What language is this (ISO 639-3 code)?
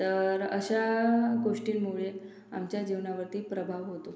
mar